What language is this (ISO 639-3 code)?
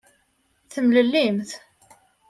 kab